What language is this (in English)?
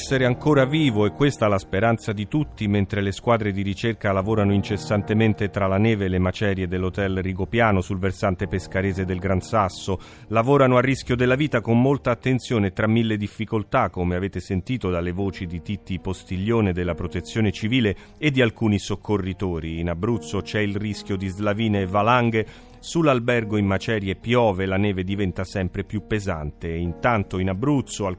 Italian